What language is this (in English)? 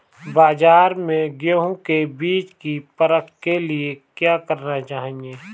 Hindi